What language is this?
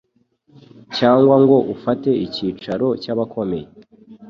Kinyarwanda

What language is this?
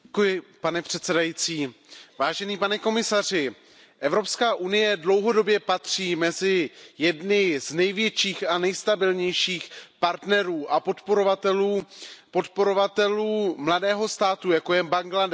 Czech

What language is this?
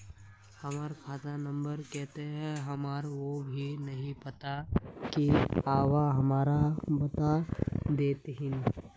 Magahi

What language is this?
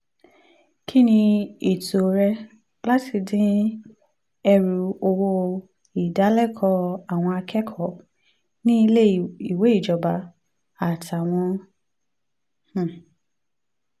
Yoruba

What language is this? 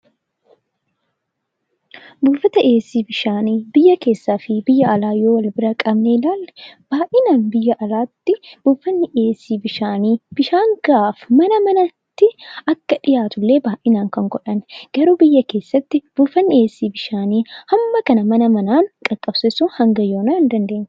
Oromo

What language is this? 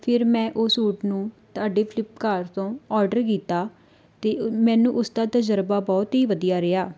Punjabi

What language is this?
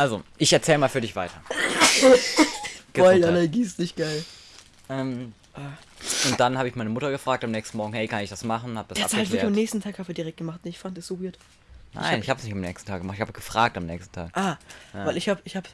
German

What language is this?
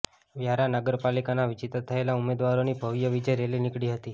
Gujarati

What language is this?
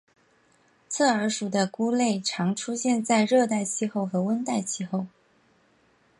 Chinese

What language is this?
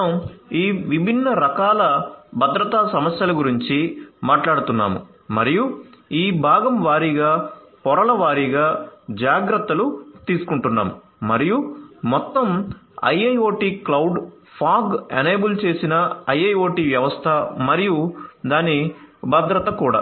Telugu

